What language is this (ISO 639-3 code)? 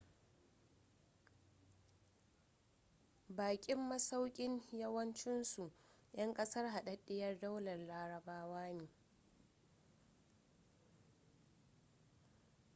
hau